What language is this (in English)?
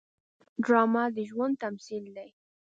Pashto